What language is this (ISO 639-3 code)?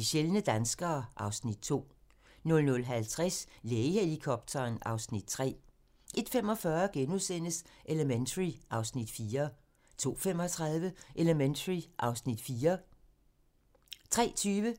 dan